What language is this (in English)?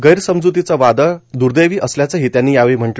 Marathi